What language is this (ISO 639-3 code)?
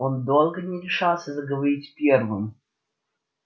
rus